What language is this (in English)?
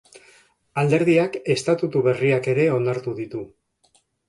Basque